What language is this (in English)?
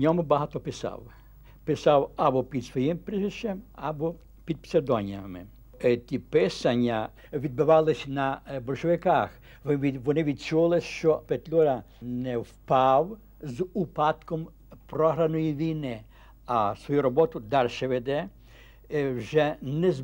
Ukrainian